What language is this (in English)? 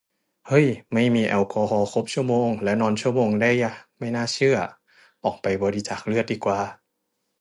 Thai